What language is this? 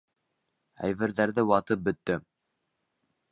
Bashkir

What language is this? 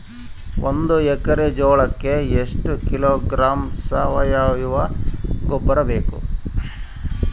Kannada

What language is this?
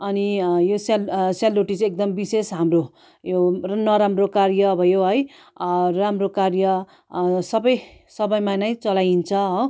Nepali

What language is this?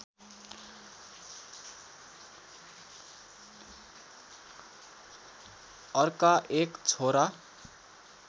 Nepali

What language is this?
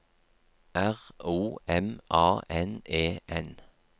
Norwegian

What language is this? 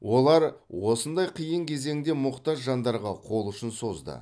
Kazakh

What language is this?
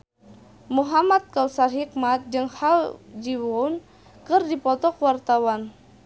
Sundanese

